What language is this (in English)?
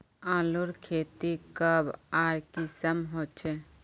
Magahi